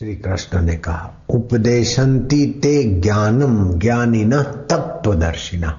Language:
Hindi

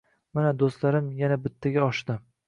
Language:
Uzbek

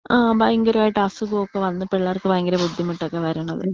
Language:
Malayalam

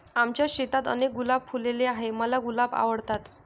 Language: Marathi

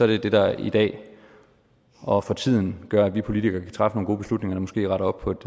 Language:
Danish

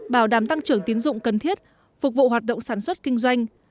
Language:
Vietnamese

